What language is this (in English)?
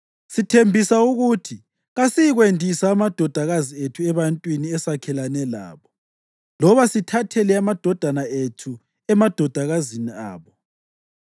North Ndebele